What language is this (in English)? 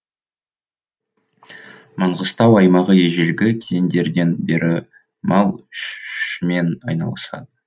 Kazakh